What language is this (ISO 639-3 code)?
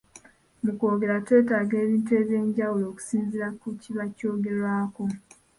lug